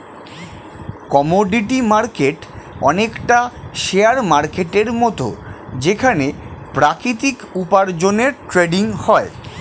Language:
Bangla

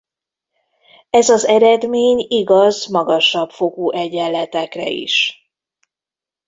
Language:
Hungarian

